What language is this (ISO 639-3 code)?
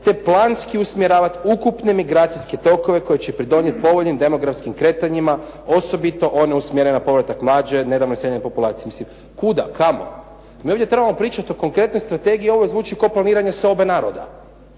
hrv